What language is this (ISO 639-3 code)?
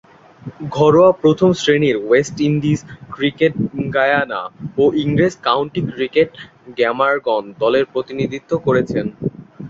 ben